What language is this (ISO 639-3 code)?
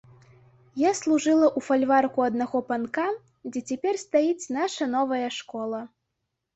bel